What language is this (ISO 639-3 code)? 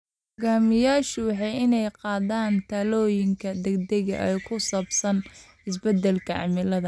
som